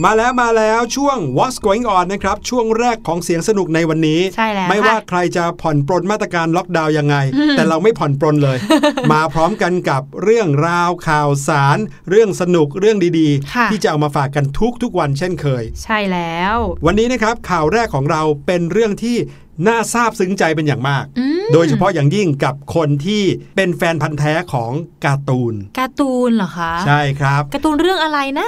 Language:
Thai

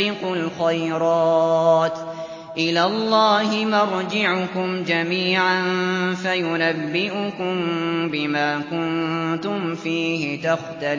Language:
Arabic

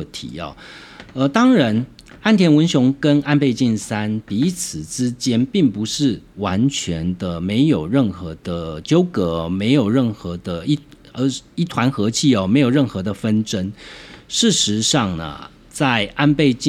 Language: Chinese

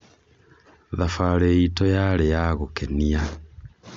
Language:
Kikuyu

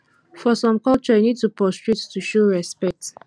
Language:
Nigerian Pidgin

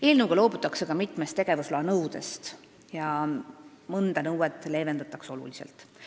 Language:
Estonian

